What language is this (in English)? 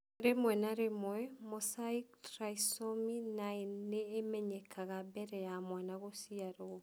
Kikuyu